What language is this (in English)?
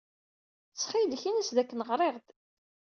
Kabyle